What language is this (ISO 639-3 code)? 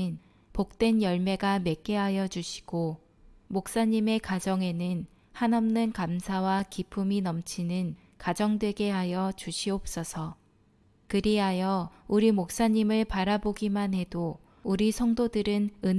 kor